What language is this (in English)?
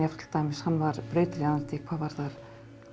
Icelandic